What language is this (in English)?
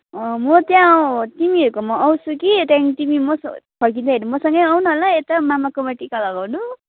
Nepali